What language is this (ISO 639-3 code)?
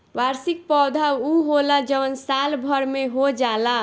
bho